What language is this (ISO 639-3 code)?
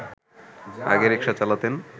ben